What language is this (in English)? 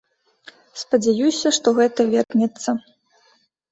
Belarusian